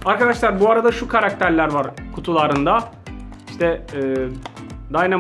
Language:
Turkish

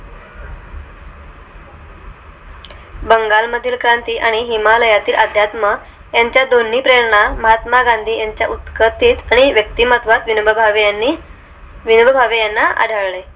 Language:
Marathi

